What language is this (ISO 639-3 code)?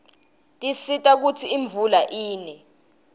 ssw